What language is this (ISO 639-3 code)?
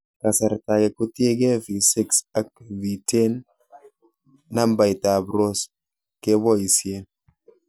kln